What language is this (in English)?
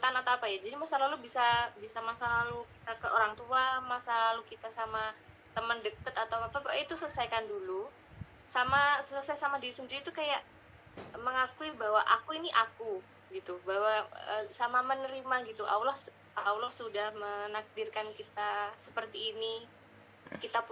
Indonesian